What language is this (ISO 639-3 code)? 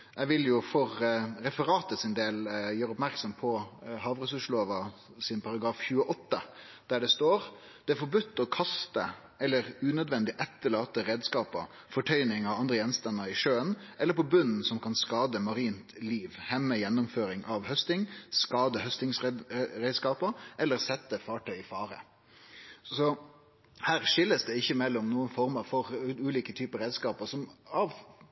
nno